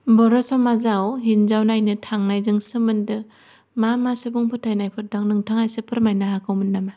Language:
Bodo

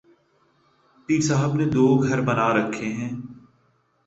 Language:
Urdu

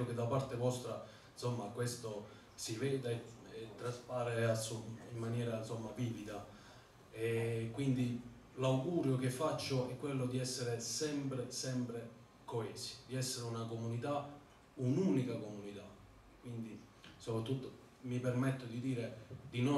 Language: Italian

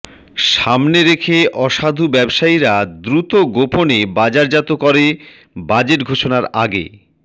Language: Bangla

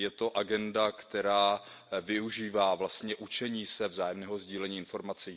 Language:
Czech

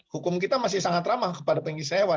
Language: Indonesian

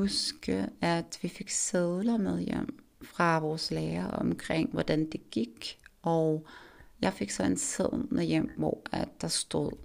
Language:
Danish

